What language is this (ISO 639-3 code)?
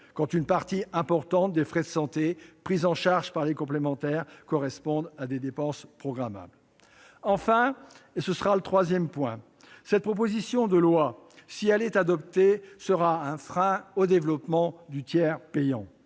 fra